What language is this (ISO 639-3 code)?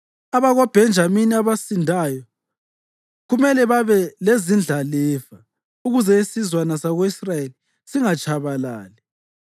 nde